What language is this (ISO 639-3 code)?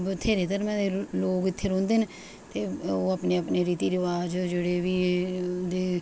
doi